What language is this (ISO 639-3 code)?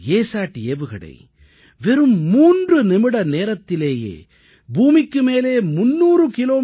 tam